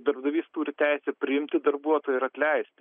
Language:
Lithuanian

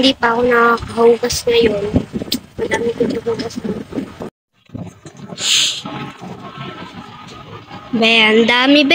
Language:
Filipino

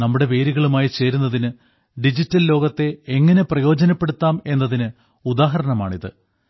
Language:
Malayalam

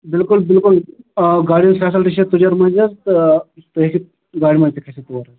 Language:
Kashmiri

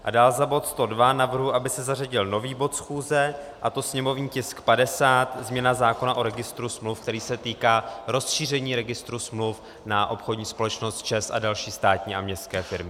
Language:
Czech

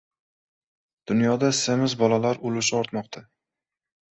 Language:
Uzbek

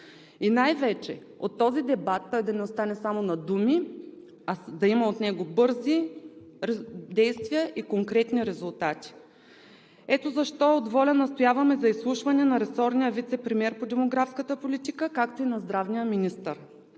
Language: Bulgarian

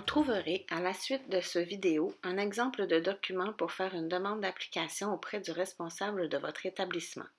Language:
French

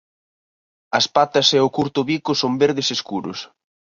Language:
Galician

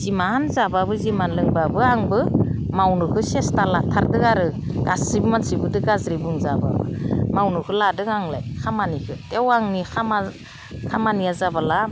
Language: Bodo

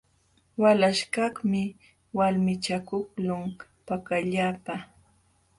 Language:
Jauja Wanca Quechua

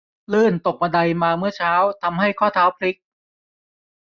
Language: Thai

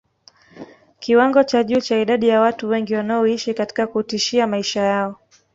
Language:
Swahili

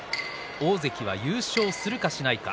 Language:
Japanese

